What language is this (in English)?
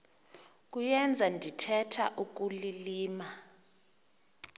Xhosa